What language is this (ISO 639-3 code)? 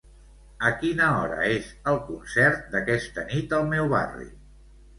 cat